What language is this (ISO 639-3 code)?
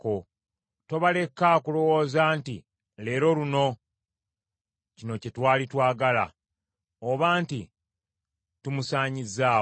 lug